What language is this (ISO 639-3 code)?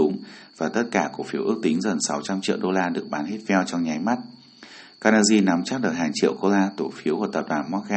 vie